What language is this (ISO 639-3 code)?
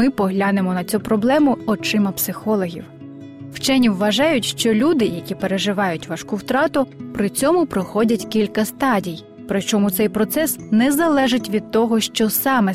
ukr